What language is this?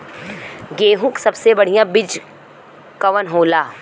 Bhojpuri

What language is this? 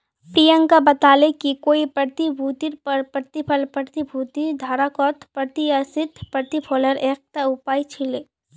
Magahi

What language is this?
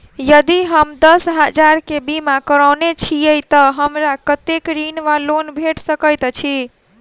Maithili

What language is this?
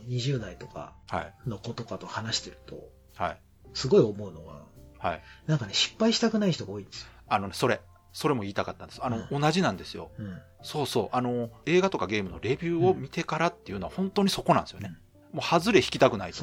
Japanese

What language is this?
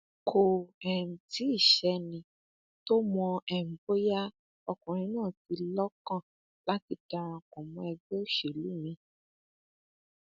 Yoruba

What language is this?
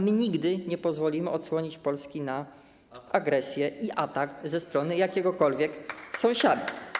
Polish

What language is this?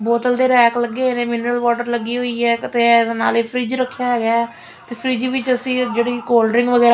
Punjabi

